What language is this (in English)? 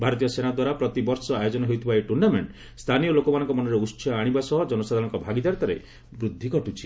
Odia